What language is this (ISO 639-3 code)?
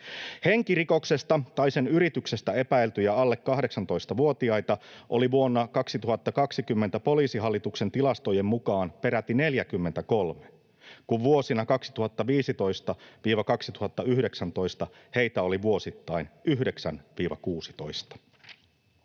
fin